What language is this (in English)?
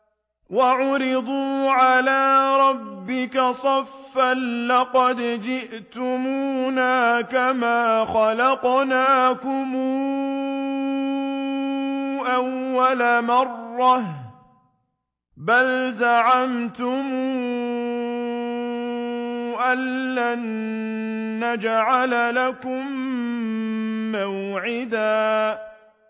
Arabic